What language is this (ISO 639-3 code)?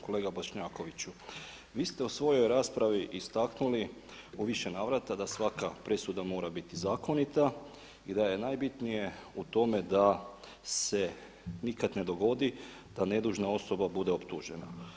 hrv